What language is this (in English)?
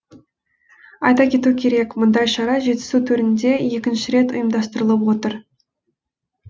Kazakh